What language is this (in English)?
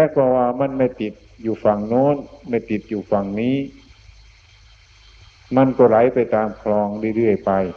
Thai